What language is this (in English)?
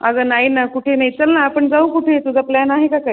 Marathi